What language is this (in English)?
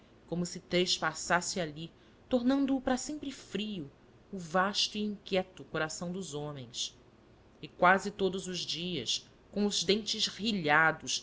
Portuguese